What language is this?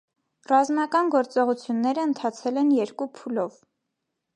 Armenian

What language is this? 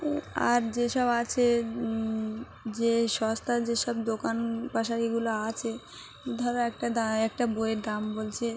Bangla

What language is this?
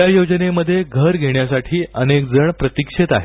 Marathi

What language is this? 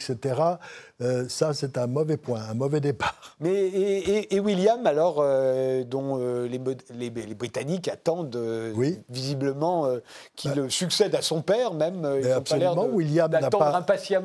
French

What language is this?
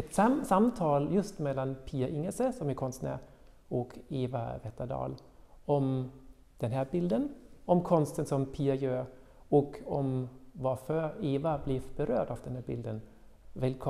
Swedish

